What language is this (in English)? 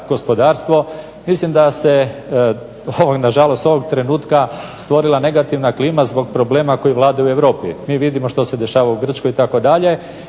Croatian